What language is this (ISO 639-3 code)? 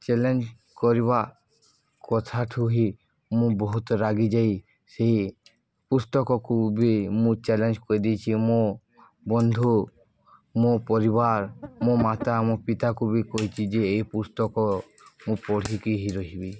ori